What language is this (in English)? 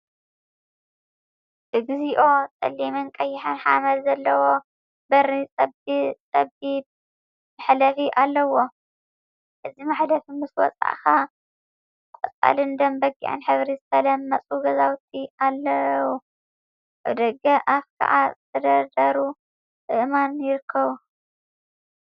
Tigrinya